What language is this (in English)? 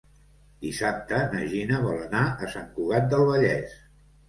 Catalan